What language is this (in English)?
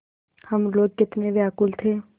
Hindi